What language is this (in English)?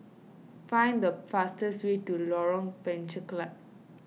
English